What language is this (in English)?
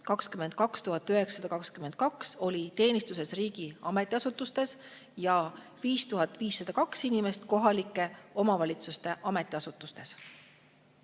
Estonian